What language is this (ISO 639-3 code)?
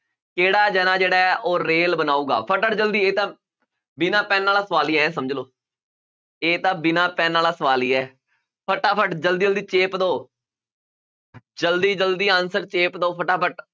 pan